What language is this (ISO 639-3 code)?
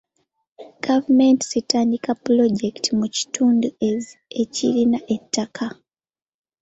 lug